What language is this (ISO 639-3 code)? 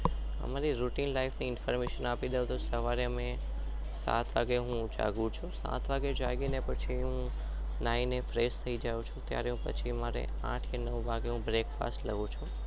guj